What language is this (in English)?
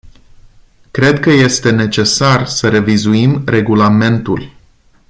Romanian